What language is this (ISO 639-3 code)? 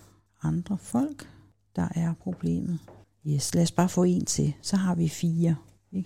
dan